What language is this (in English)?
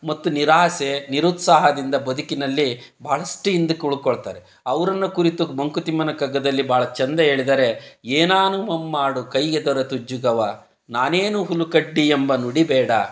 Kannada